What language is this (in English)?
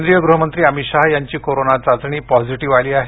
Marathi